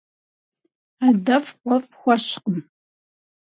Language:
Kabardian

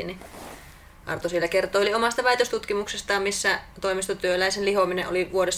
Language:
Finnish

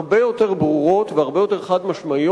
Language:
Hebrew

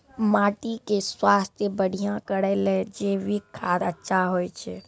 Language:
Maithili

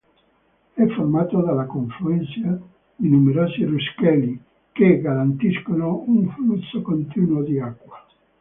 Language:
Italian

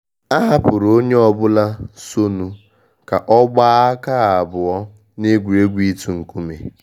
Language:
Igbo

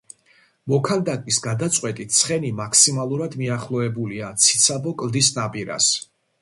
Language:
Georgian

